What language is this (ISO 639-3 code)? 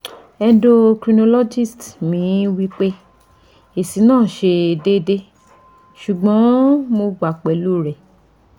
yor